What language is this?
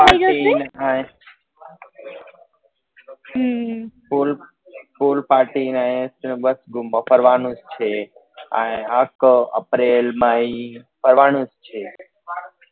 Gujarati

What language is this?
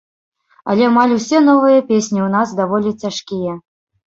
Belarusian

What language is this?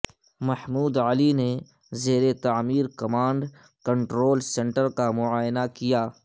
Urdu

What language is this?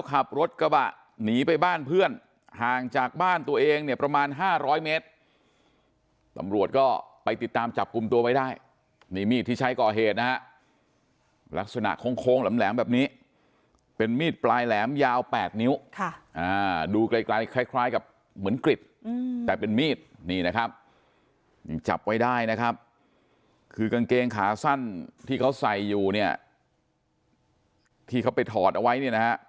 Thai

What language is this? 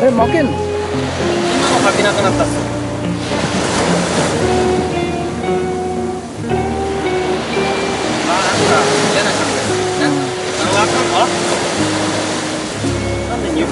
Japanese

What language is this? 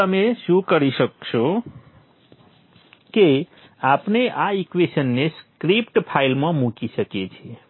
Gujarati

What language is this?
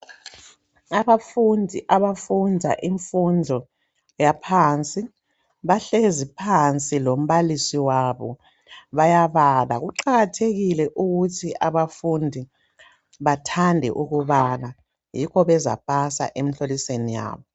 North Ndebele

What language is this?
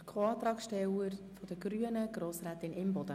Swiss German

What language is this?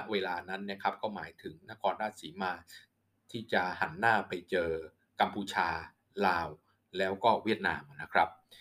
Thai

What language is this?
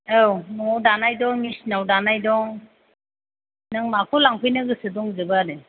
Bodo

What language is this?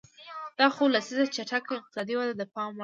Pashto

